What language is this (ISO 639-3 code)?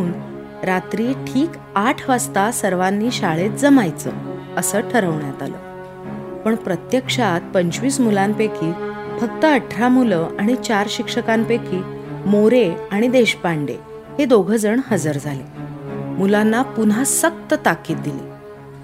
mar